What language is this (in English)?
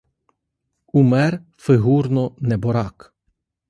Ukrainian